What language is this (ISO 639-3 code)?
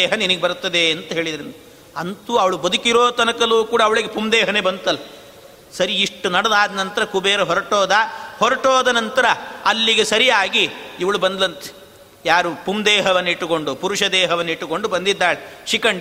kan